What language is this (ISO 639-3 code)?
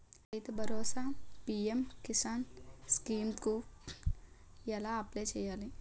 tel